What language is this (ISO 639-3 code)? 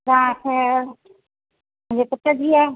snd